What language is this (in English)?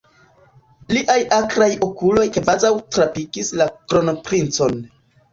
Esperanto